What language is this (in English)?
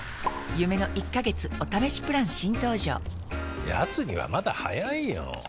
Japanese